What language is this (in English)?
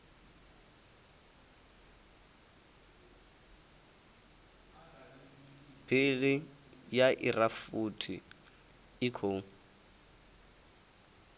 Venda